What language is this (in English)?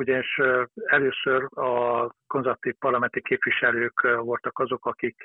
Hungarian